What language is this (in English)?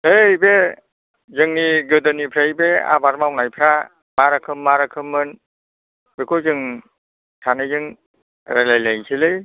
Bodo